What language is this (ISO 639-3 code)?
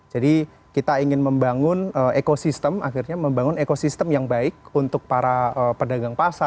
ind